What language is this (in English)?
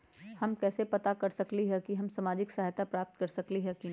Magahi